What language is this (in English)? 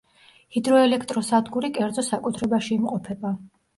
Georgian